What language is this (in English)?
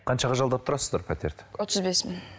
Kazakh